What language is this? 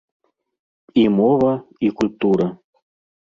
Belarusian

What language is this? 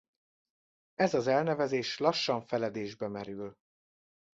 Hungarian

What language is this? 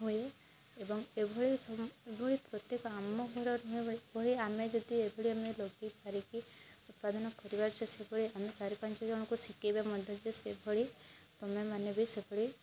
Odia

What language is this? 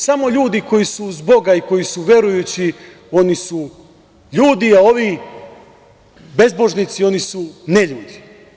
Serbian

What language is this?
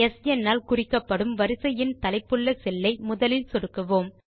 Tamil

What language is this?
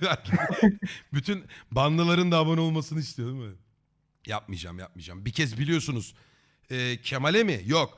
Turkish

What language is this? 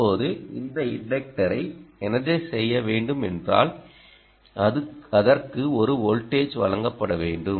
Tamil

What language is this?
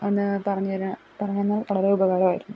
Malayalam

